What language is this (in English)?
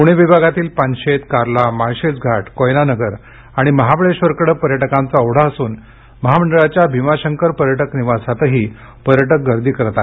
Marathi